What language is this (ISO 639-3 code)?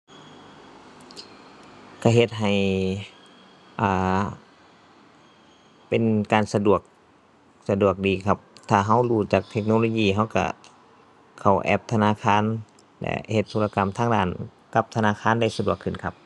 tha